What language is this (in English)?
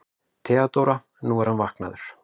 Icelandic